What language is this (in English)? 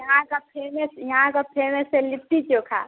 Hindi